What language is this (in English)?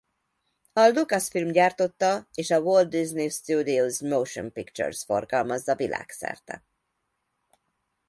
Hungarian